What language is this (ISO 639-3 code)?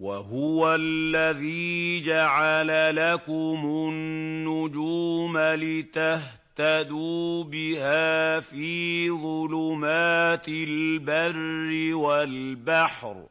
ara